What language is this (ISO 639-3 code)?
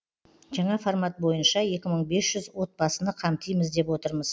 kaz